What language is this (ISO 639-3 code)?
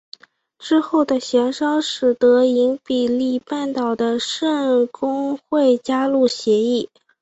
zho